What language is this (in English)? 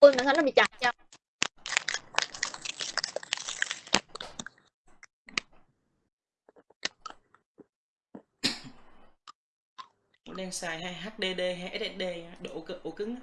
Vietnamese